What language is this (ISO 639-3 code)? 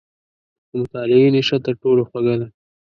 pus